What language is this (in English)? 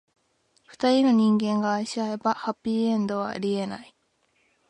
Japanese